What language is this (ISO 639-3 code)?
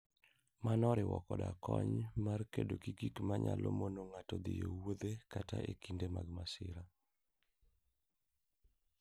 luo